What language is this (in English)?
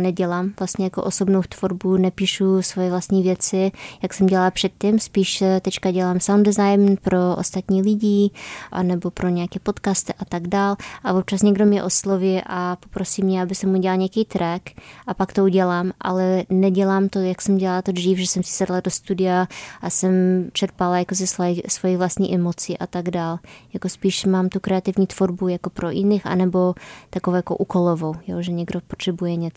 Czech